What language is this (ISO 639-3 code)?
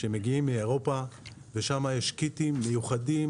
heb